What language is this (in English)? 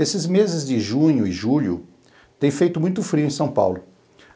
Portuguese